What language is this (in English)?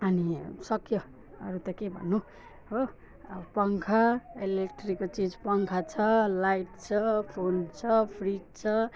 Nepali